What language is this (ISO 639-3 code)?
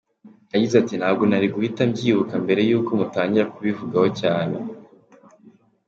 kin